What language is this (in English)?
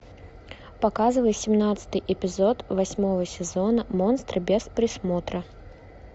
Russian